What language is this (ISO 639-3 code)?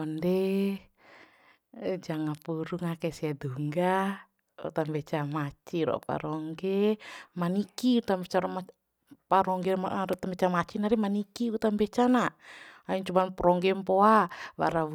bhp